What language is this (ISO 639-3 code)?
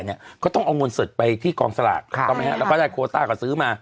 tha